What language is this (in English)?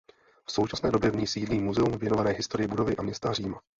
Czech